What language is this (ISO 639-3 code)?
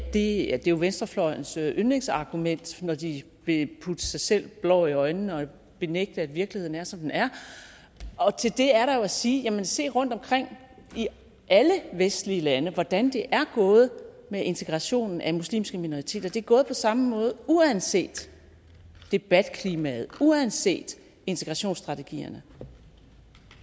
dan